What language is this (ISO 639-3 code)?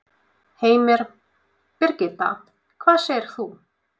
isl